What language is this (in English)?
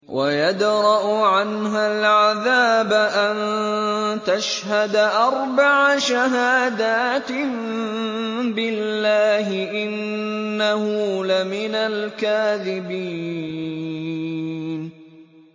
Arabic